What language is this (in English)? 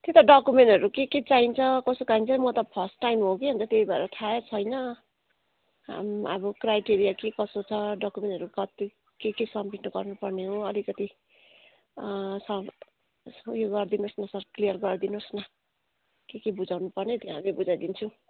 Nepali